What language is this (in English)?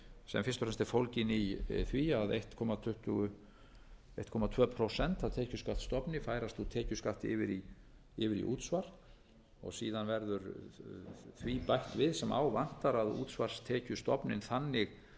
Icelandic